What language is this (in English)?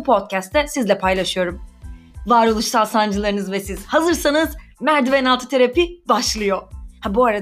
Turkish